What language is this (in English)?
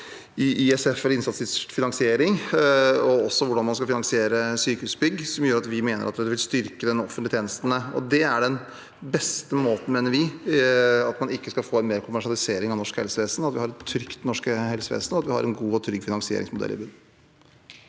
Norwegian